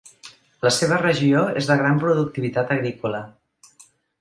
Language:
Catalan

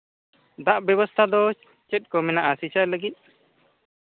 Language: Santali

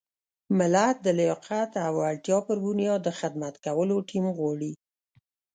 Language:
Pashto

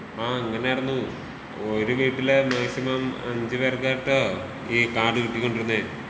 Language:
Malayalam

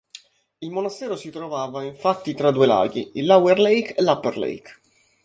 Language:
Italian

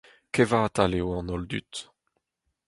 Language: Breton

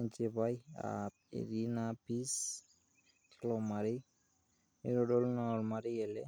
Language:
Masai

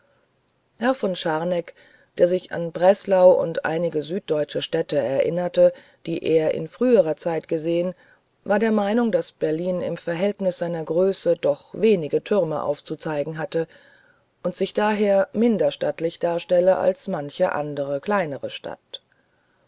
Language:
German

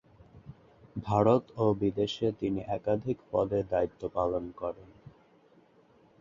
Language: Bangla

